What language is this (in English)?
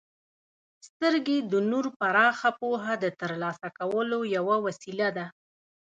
Pashto